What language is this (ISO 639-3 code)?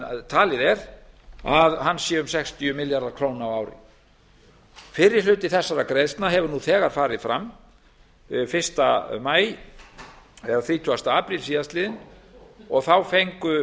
isl